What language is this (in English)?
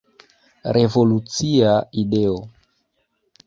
Esperanto